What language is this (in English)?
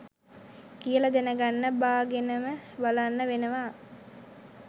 Sinhala